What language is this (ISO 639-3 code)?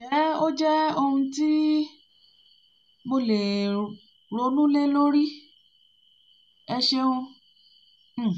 yor